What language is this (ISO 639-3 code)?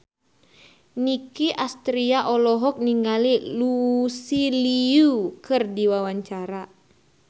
sun